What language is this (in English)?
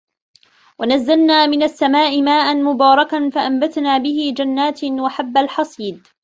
Arabic